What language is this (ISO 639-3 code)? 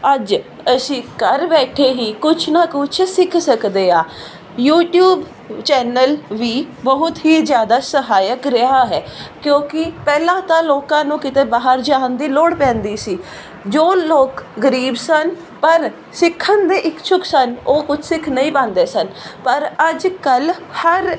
pan